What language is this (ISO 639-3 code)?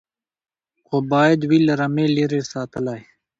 pus